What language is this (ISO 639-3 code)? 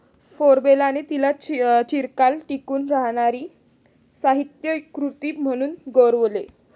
mar